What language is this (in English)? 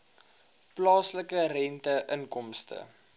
Afrikaans